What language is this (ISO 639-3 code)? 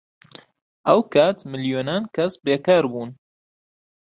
ckb